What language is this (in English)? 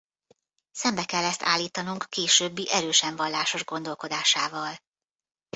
Hungarian